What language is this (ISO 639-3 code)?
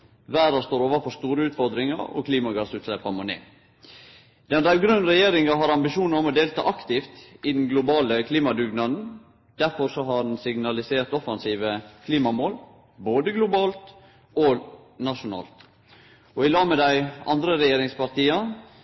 nno